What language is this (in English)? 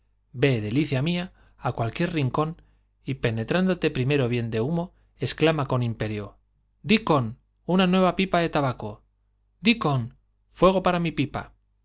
Spanish